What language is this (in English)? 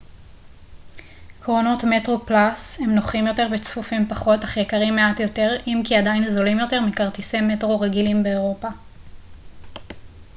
Hebrew